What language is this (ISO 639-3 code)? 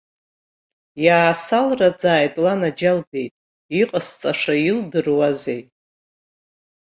abk